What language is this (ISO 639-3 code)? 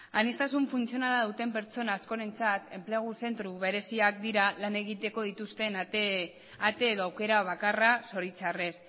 eus